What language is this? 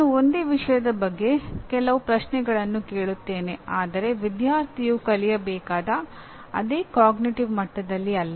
Kannada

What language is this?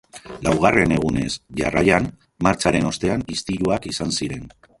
Basque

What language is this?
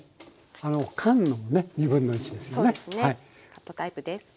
Japanese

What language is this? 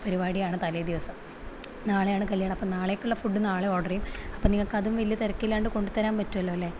Malayalam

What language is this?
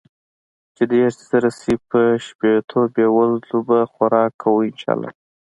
Pashto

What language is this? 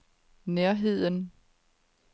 Danish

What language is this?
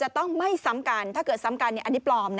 Thai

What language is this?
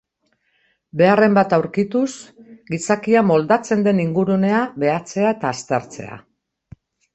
Basque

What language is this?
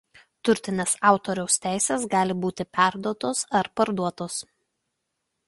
Lithuanian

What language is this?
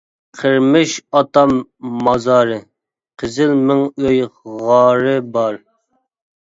Uyghur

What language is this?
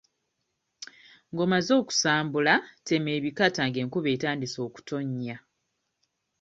Ganda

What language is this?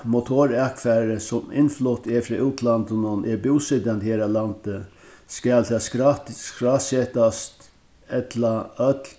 Faroese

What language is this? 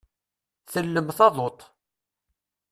Kabyle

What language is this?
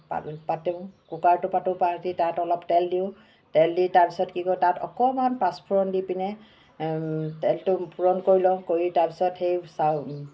Assamese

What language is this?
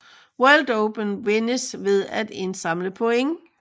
Danish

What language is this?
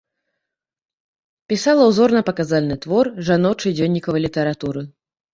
Belarusian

